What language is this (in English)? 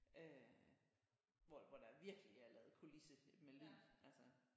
Danish